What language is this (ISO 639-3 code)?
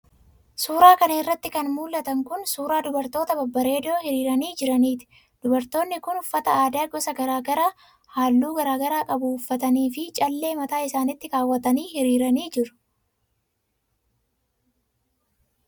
orm